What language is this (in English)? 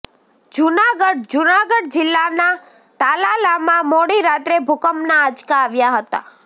Gujarati